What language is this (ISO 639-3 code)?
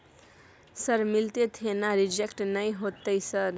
mai